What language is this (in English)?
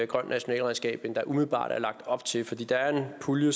Danish